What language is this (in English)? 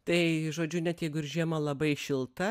Lithuanian